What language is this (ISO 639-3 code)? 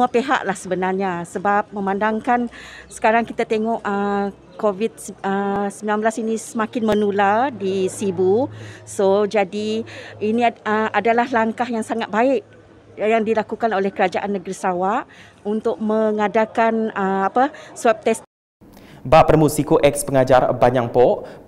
msa